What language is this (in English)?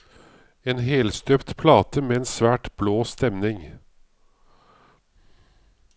Norwegian